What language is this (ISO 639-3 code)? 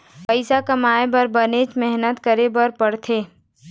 hne